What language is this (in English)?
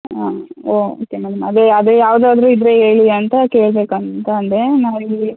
Kannada